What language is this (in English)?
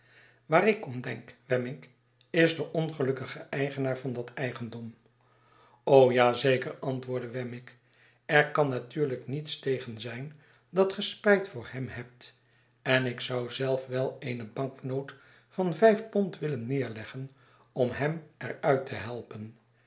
Dutch